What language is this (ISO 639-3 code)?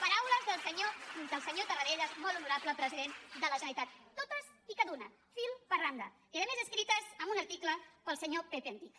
cat